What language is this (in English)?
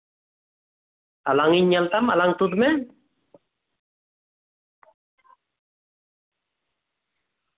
Santali